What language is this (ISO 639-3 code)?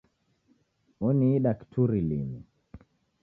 dav